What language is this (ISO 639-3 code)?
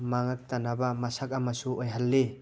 mni